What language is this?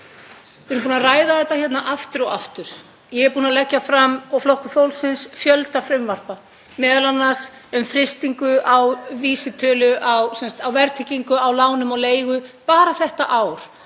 Icelandic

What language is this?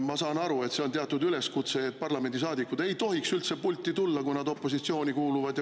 Estonian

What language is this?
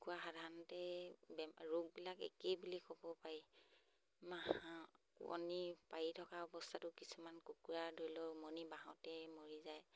Assamese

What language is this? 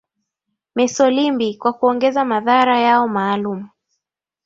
Swahili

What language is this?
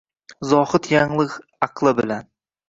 Uzbek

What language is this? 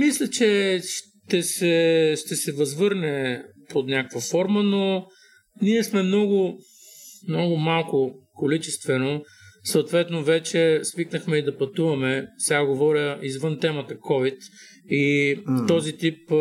Bulgarian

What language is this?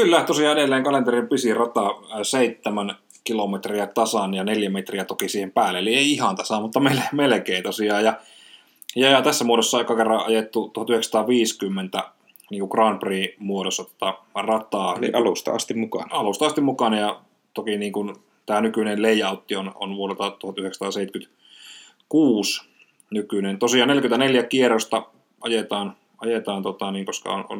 Finnish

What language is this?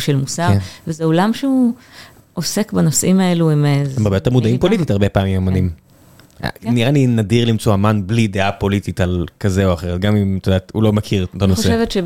Hebrew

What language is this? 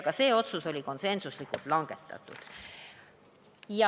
Estonian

